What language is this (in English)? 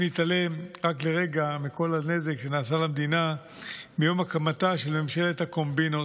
Hebrew